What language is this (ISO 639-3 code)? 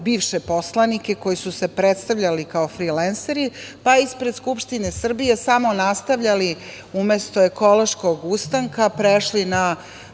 srp